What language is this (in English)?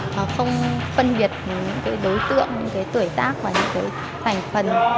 Vietnamese